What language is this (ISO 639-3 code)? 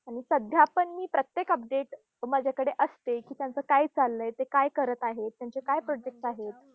mar